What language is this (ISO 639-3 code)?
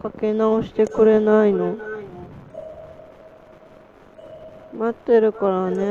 jpn